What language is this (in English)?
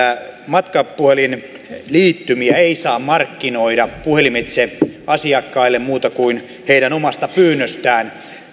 Finnish